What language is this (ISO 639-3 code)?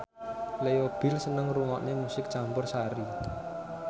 jav